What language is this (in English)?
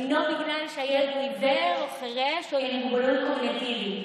Hebrew